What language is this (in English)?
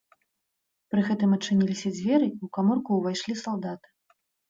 Belarusian